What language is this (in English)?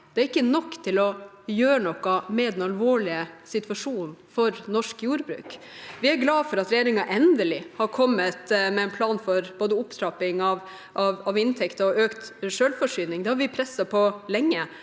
Norwegian